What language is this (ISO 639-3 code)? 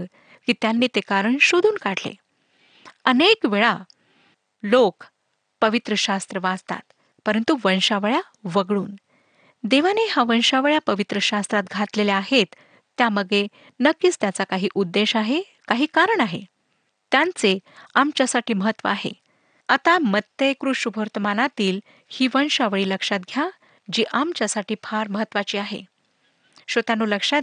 mar